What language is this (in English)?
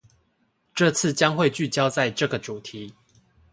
Chinese